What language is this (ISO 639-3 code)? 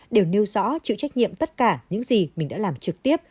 vie